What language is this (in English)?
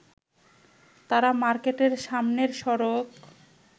Bangla